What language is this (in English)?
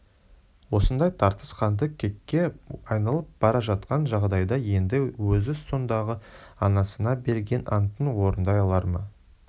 Kazakh